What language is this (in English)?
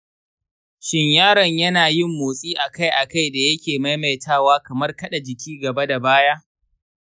Hausa